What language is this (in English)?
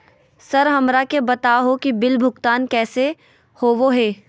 Magahi